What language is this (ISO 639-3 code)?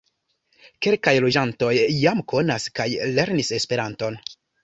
epo